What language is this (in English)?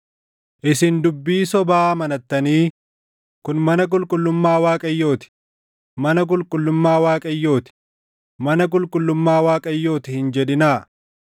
Oromo